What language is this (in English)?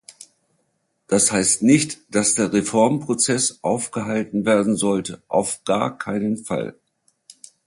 German